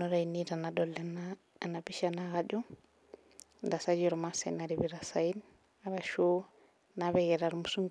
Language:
Masai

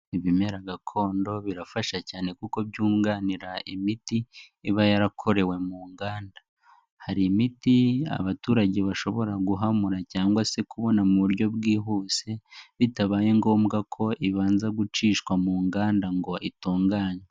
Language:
Kinyarwanda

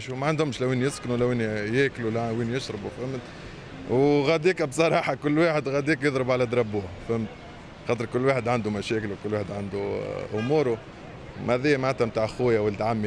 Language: Arabic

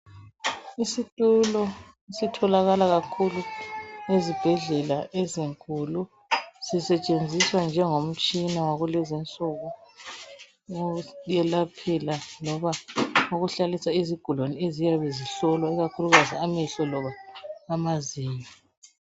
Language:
North Ndebele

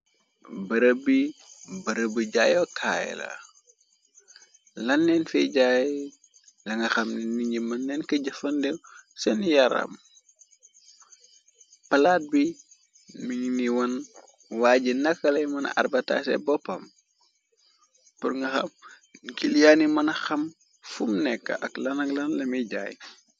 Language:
Wolof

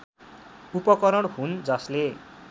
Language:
Nepali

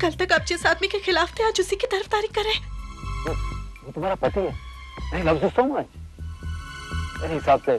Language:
Hindi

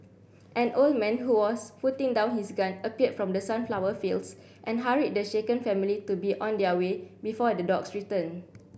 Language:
English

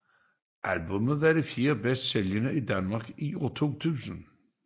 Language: Danish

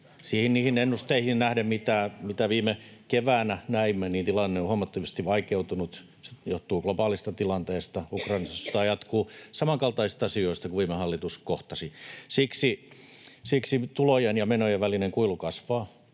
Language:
Finnish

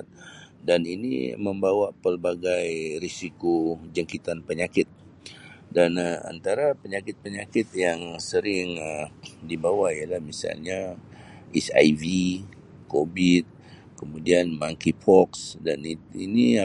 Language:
Sabah Malay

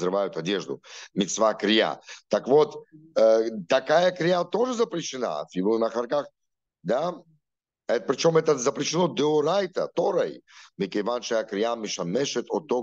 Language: Russian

